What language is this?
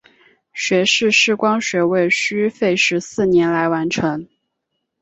Chinese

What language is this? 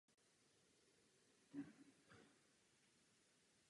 Czech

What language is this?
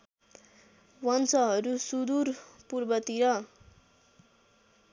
Nepali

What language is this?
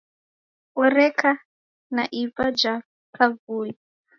Taita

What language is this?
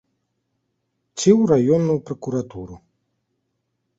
Belarusian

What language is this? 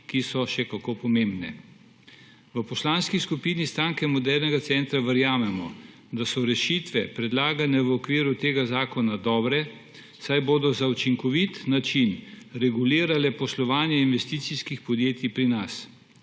Slovenian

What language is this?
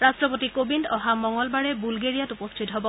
Assamese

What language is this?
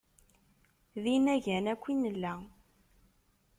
Kabyle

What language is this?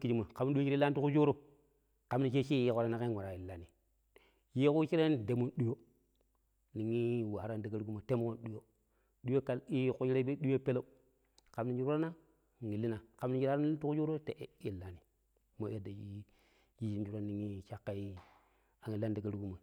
Pero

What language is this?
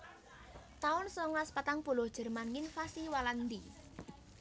Javanese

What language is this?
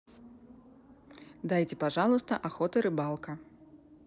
Russian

